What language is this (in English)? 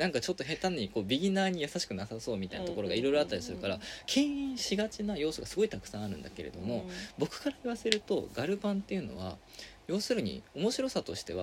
Japanese